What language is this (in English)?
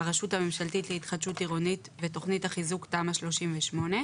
Hebrew